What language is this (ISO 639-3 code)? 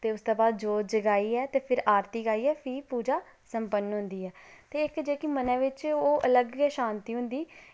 doi